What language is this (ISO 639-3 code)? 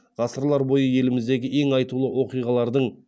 kaz